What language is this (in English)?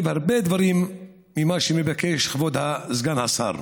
Hebrew